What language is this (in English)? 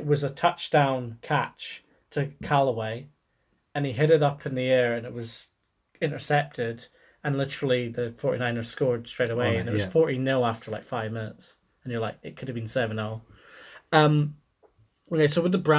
English